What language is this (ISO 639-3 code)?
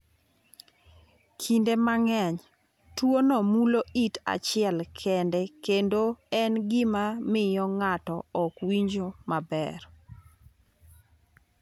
luo